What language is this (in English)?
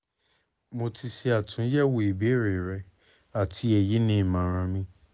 Yoruba